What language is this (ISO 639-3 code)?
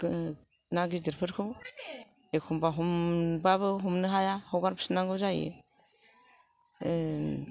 brx